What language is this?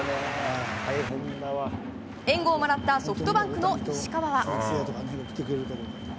Japanese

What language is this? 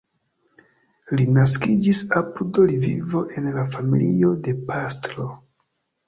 Esperanto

